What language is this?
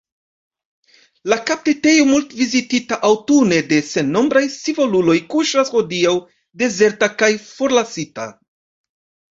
Esperanto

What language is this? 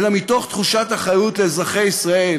Hebrew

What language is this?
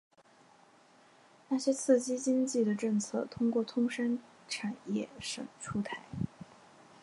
Chinese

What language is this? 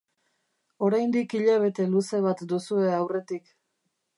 Basque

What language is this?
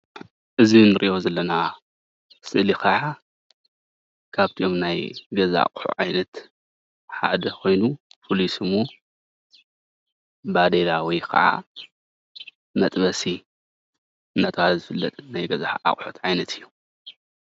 Tigrinya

